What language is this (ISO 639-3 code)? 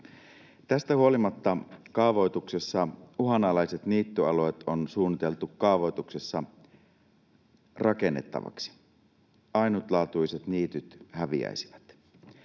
fin